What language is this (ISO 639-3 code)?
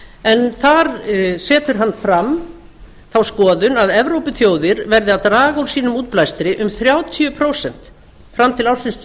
isl